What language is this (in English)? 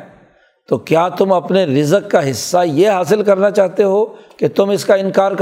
Urdu